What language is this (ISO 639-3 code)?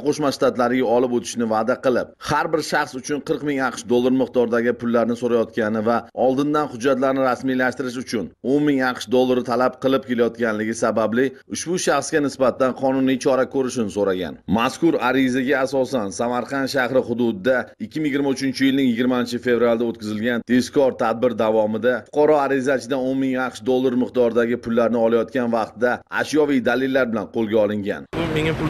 tur